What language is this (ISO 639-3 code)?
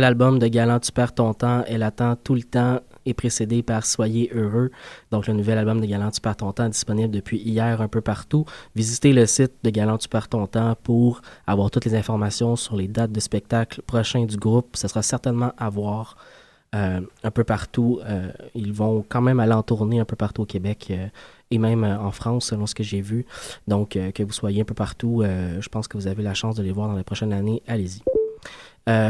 fra